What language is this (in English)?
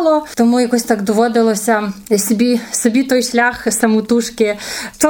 Ukrainian